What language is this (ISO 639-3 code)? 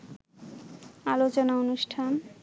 ben